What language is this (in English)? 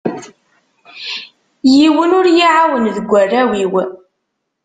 Kabyle